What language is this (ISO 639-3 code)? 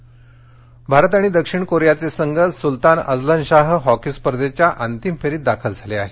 mar